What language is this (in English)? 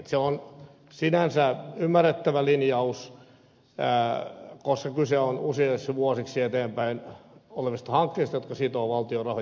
Finnish